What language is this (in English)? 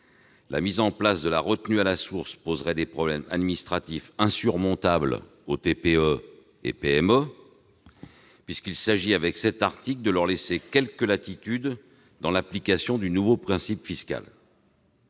French